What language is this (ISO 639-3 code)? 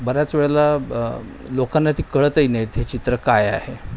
mar